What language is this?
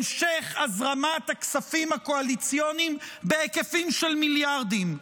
Hebrew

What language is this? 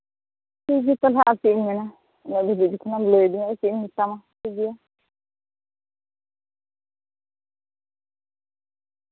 Santali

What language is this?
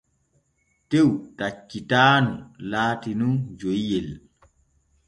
Borgu Fulfulde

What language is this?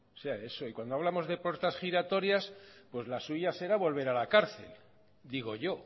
Spanish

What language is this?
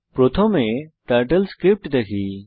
Bangla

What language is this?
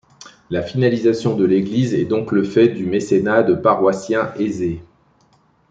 French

